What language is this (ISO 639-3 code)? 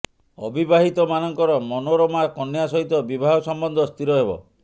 ori